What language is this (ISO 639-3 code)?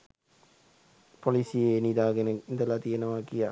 sin